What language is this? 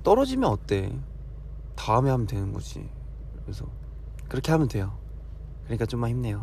Korean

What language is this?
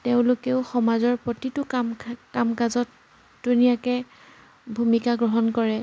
Assamese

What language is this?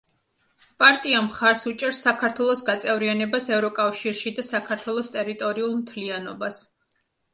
Georgian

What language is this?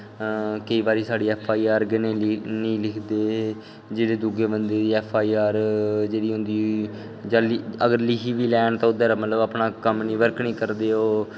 Dogri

